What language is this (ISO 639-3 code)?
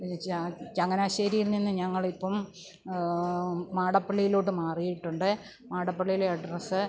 mal